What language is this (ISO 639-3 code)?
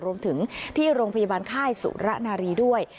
tha